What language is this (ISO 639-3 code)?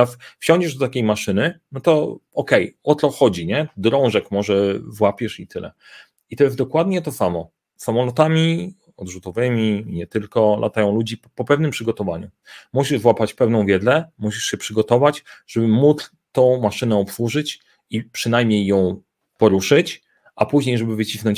pol